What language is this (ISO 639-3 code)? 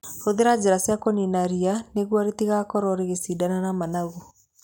kik